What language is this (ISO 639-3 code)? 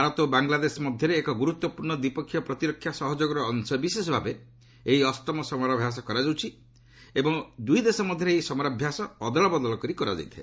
ori